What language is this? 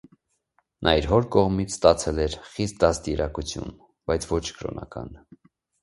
Armenian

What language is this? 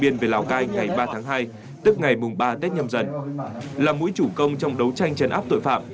Vietnamese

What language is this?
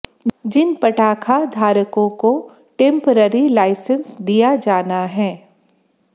Hindi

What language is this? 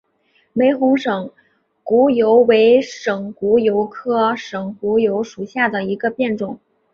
Chinese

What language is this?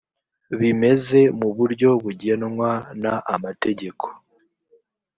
Kinyarwanda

